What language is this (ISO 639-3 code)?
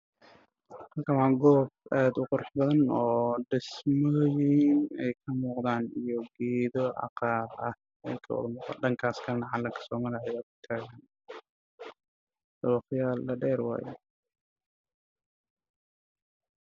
som